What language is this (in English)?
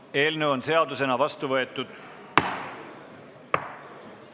Estonian